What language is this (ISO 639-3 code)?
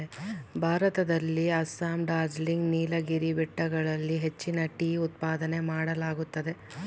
kan